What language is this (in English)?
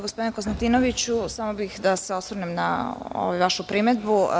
Serbian